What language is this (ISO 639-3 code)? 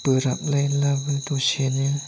brx